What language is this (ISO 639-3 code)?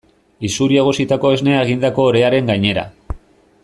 eus